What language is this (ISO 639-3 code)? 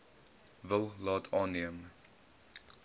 afr